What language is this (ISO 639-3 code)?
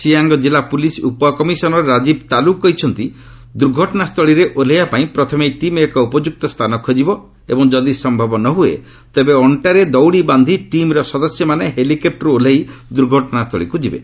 ori